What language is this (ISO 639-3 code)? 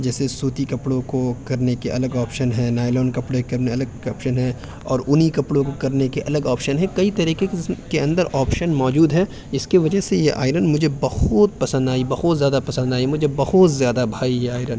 urd